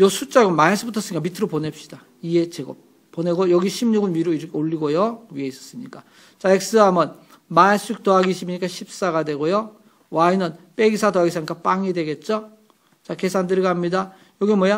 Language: Korean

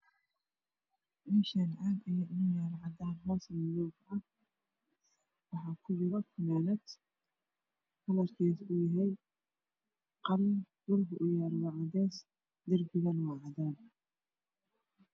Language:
Somali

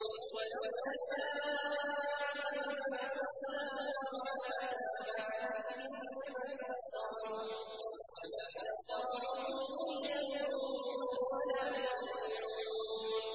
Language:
Arabic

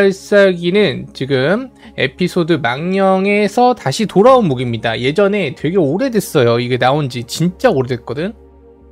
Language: Korean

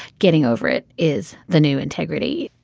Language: English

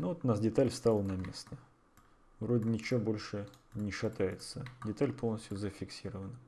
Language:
Russian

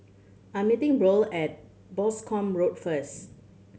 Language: English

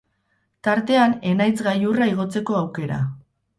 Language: Basque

